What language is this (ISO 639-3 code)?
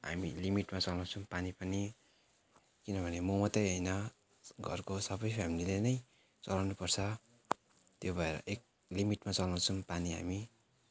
nep